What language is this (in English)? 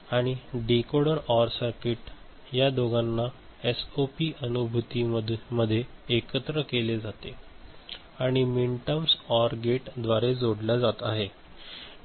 Marathi